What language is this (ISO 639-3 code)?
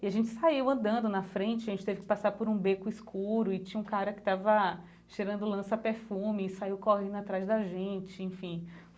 por